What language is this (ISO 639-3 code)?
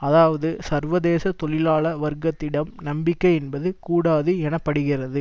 tam